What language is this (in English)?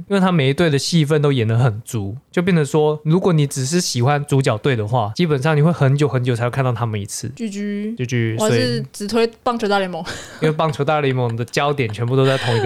Chinese